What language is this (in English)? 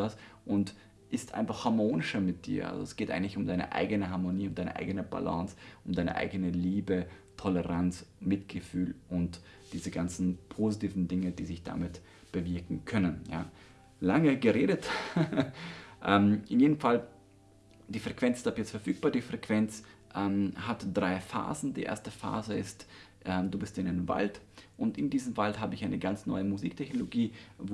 German